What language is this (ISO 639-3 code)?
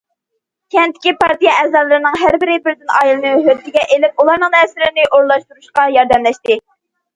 uig